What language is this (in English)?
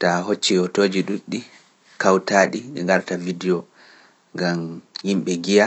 Pular